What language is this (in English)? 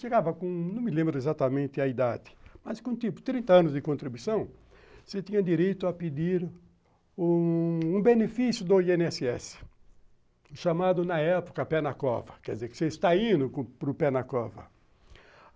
Portuguese